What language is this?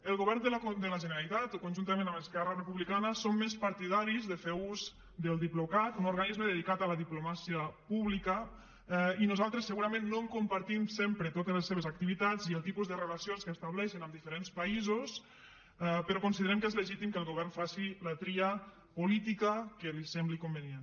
Catalan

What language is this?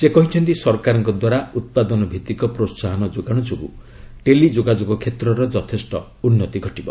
Odia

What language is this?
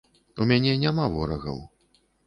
Belarusian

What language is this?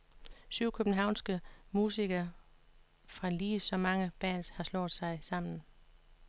Danish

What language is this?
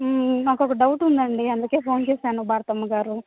Telugu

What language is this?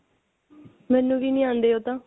Punjabi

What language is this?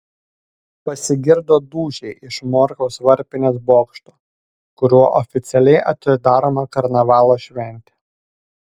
Lithuanian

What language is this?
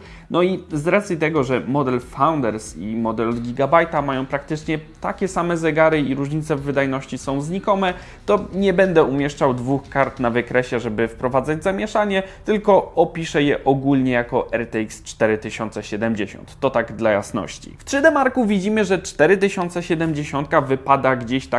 Polish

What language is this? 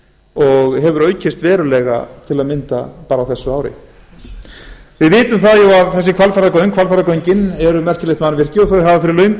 Icelandic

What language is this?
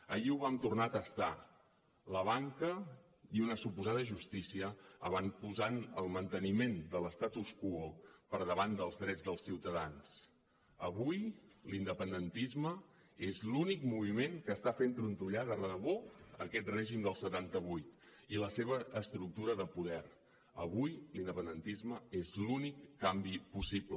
Catalan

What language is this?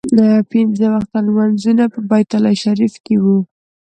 Pashto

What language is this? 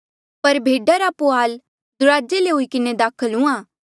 Mandeali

